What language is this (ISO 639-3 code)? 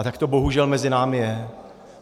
ces